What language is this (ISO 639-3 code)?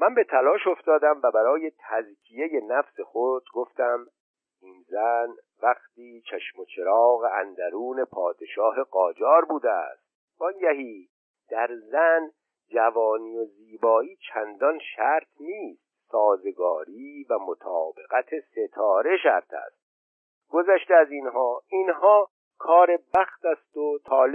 fas